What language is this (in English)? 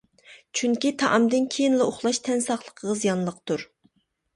Uyghur